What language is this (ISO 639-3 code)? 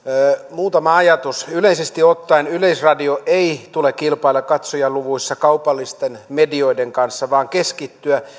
fin